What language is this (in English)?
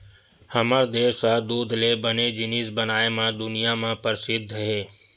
Chhattisgarhi